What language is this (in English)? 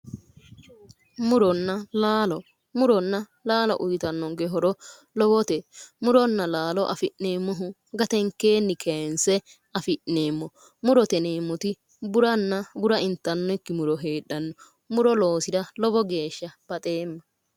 Sidamo